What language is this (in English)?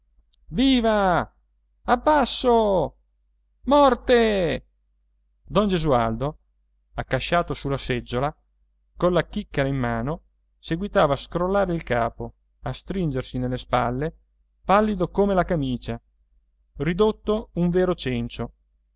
Italian